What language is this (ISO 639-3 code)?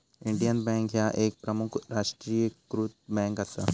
mar